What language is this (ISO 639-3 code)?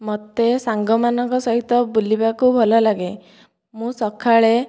ori